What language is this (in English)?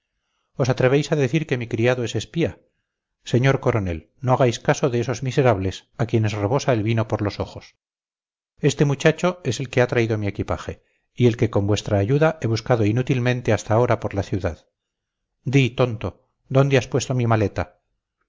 Spanish